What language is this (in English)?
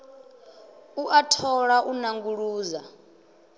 Venda